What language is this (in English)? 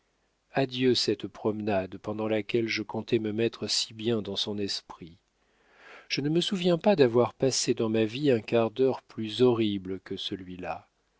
French